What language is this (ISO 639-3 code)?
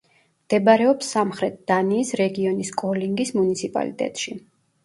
kat